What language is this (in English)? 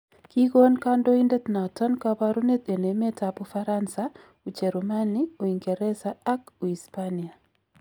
Kalenjin